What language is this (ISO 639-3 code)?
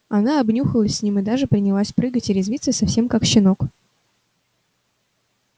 rus